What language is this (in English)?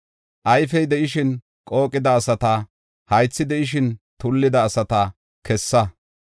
Gofa